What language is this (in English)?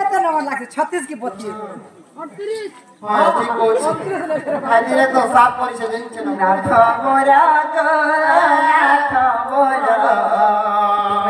Thai